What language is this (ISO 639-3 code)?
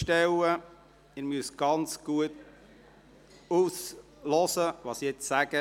gsw